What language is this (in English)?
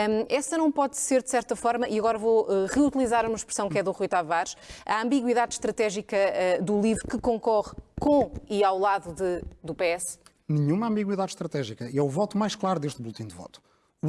Portuguese